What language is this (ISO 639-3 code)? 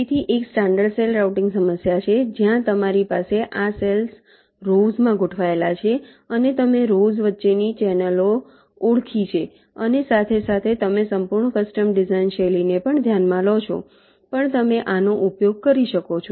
guj